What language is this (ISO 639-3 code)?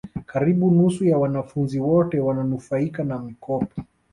swa